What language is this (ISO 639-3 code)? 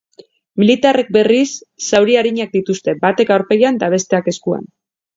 eus